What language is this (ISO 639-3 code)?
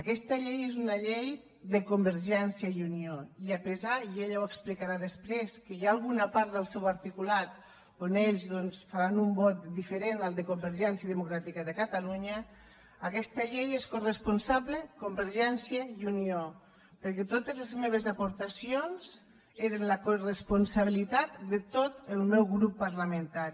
cat